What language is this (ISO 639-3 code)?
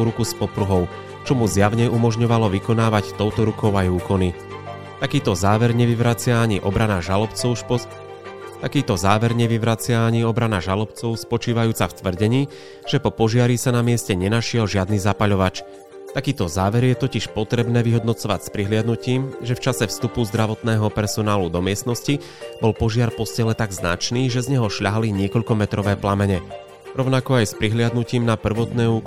slk